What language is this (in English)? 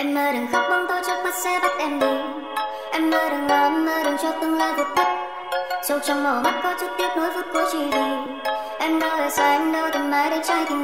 Indonesian